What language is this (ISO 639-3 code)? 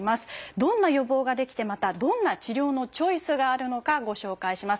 jpn